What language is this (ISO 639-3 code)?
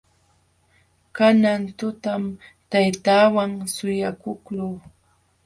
qxw